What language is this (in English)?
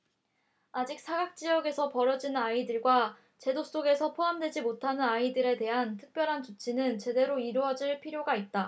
Korean